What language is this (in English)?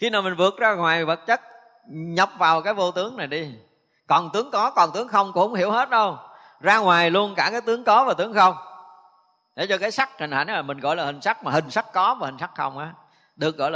Vietnamese